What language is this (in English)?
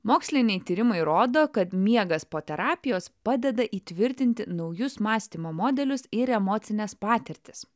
Lithuanian